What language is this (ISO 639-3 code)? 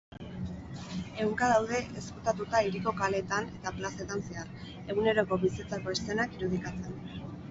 eus